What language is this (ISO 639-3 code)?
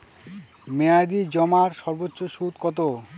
ben